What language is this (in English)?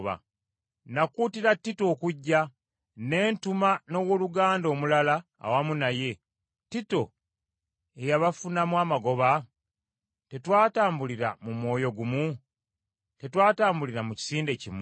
Ganda